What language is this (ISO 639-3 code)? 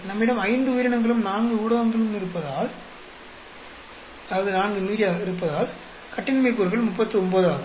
tam